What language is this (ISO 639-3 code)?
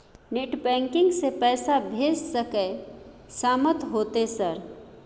mai